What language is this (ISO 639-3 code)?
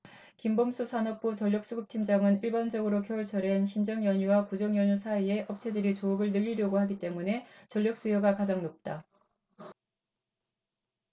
kor